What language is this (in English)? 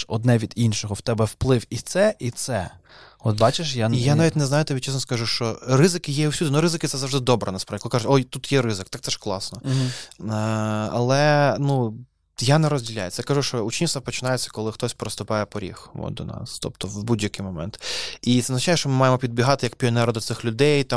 Ukrainian